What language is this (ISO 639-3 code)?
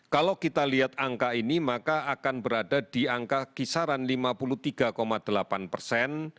ind